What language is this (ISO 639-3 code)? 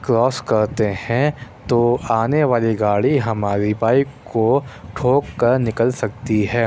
urd